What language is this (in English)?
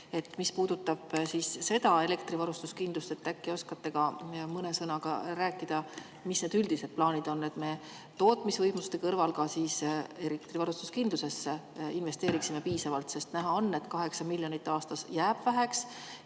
Estonian